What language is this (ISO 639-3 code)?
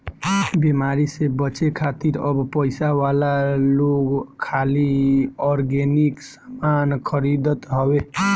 bho